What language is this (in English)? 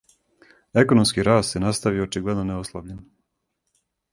Serbian